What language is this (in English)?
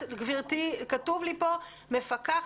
Hebrew